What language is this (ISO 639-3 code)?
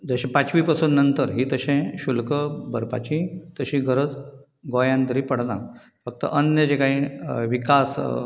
kok